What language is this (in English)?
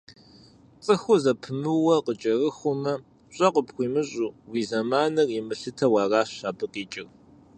Kabardian